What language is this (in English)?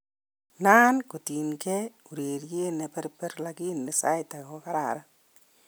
Kalenjin